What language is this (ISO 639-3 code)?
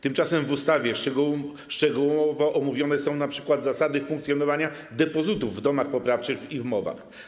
pol